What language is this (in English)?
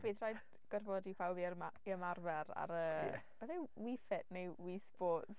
Welsh